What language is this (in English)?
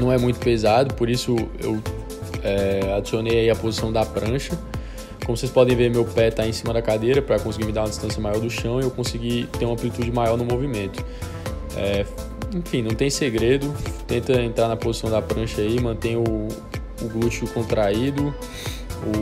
Portuguese